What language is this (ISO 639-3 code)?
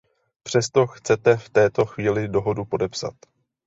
ces